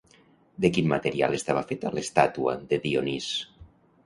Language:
Catalan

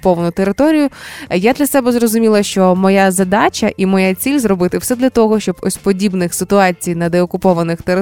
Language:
Ukrainian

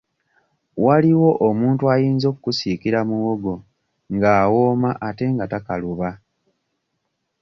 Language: Ganda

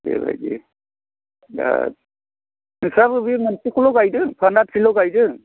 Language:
Bodo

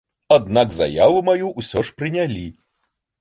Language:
Belarusian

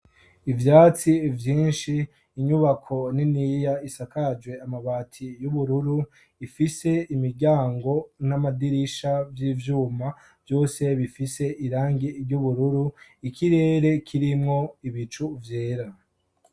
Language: Rundi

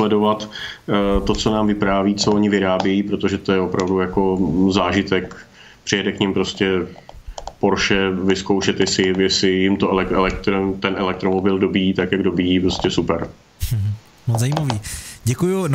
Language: Czech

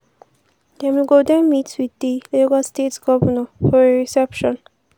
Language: Nigerian Pidgin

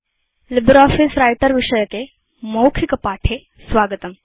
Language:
Sanskrit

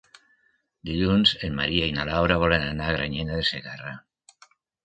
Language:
Catalan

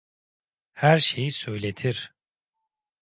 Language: Turkish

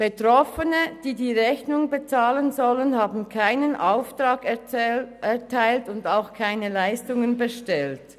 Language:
Swiss German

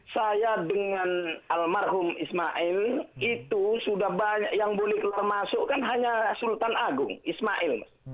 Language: Indonesian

